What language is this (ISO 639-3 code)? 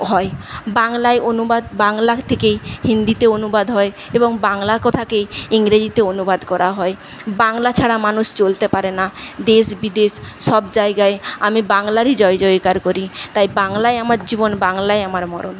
ben